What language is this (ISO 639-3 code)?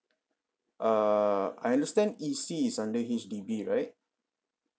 eng